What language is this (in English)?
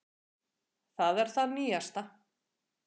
Icelandic